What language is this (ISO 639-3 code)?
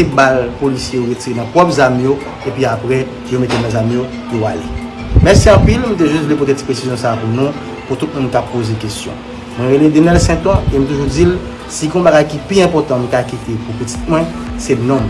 fra